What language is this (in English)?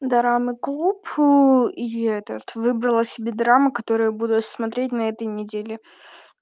Russian